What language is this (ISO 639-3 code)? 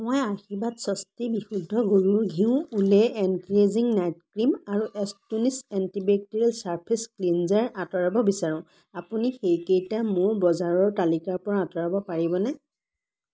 asm